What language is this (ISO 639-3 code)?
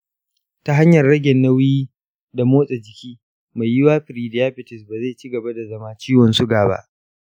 hau